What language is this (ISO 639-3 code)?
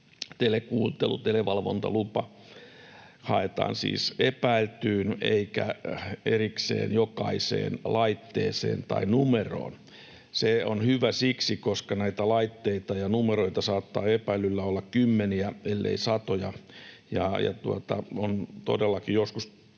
fin